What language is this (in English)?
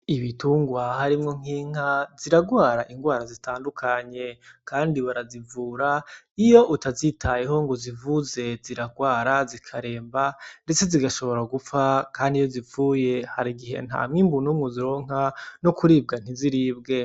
Rundi